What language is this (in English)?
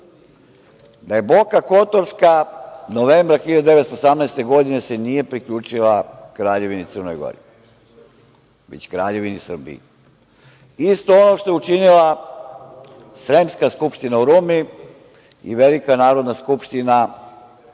Serbian